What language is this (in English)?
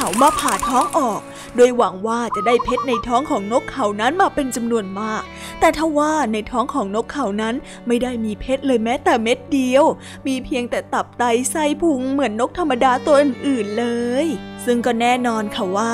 Thai